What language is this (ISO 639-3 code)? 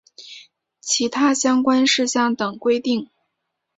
zho